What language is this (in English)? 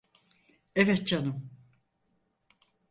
Turkish